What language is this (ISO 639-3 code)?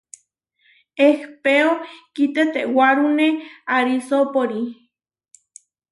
var